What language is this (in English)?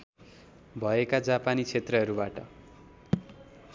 Nepali